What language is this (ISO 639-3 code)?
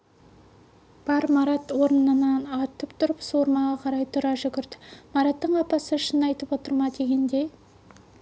kaz